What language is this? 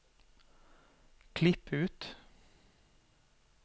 Norwegian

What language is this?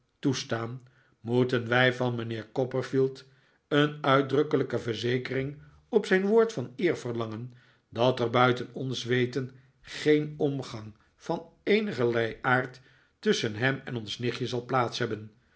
Dutch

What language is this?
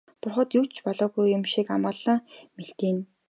Mongolian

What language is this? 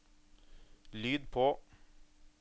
Norwegian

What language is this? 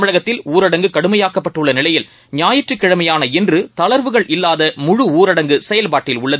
Tamil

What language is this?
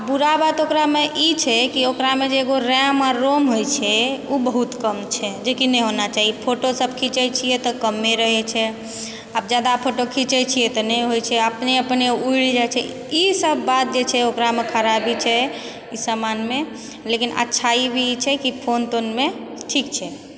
Maithili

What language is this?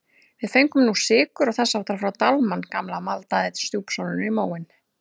Icelandic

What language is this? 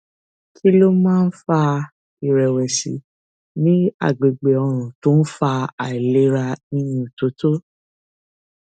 Yoruba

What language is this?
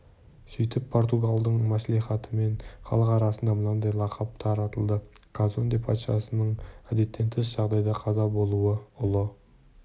Kazakh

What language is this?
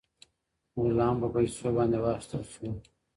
Pashto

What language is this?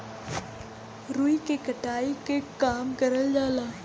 Bhojpuri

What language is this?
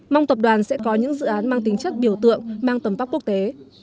Vietnamese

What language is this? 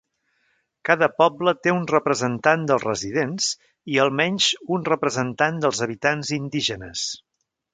Catalan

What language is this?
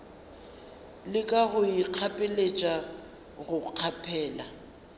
Northern Sotho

